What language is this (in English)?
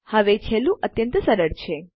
Gujarati